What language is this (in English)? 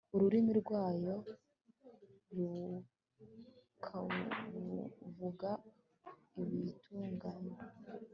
Kinyarwanda